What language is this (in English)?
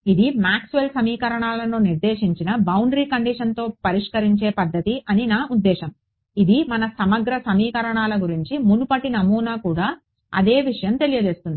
Telugu